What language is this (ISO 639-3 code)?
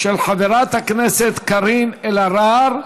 heb